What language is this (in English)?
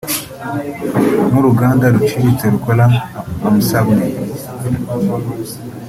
Kinyarwanda